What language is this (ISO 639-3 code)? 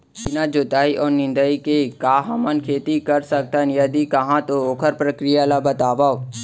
hne